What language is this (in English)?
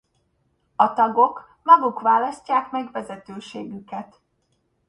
Hungarian